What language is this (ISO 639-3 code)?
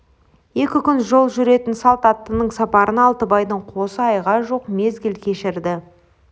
kaz